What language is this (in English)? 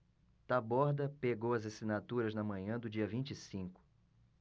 Portuguese